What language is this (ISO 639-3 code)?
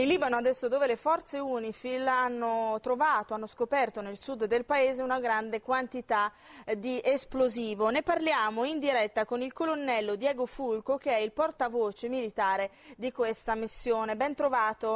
ita